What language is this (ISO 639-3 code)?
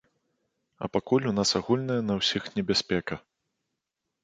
bel